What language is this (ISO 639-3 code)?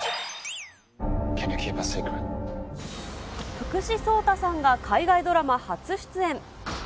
jpn